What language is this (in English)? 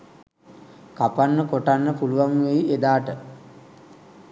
Sinhala